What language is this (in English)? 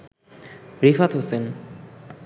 Bangla